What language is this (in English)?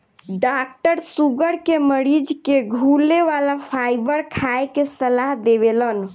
Bhojpuri